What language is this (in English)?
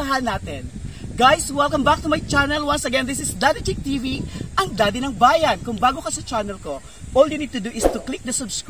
Filipino